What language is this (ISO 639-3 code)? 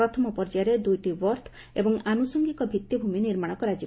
ori